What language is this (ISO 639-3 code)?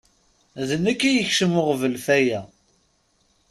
kab